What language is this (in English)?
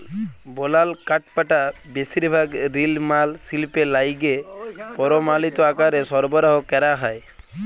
Bangla